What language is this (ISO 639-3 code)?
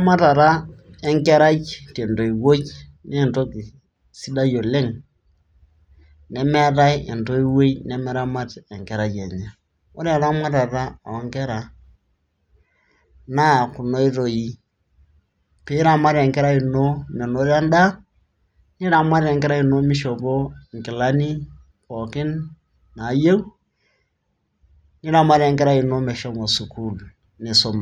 mas